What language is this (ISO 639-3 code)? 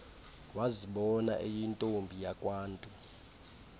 xho